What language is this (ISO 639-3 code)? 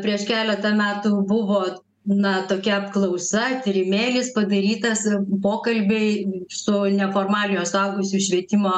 lit